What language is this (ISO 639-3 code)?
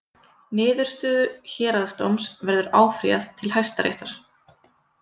isl